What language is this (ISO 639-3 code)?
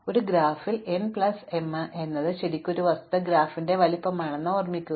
mal